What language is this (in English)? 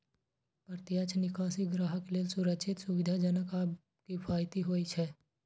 Maithili